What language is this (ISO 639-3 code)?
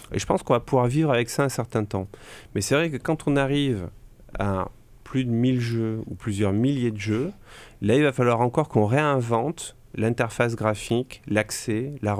fra